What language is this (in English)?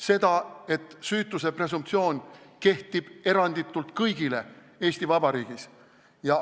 Estonian